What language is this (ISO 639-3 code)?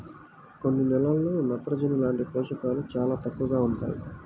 tel